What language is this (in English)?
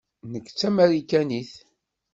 Kabyle